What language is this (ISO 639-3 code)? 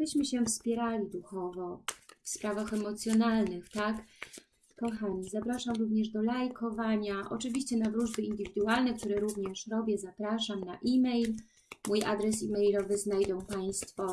pol